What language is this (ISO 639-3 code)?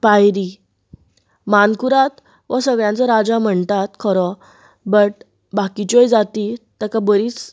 kok